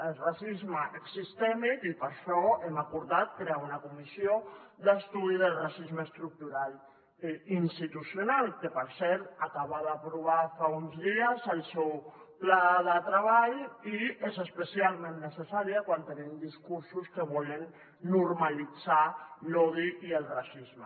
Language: Catalan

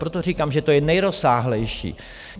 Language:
Czech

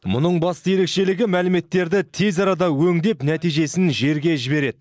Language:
Kazakh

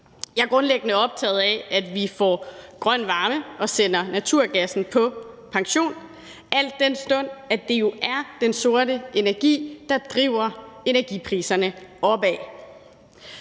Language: Danish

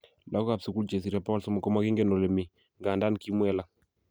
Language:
Kalenjin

